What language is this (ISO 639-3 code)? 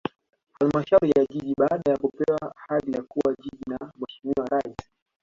swa